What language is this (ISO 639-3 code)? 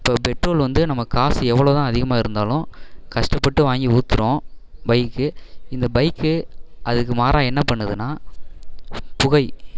tam